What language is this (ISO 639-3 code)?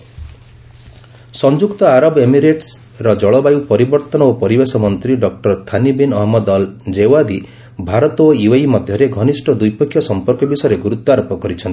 ori